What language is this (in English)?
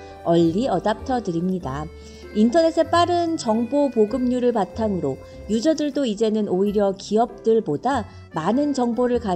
Korean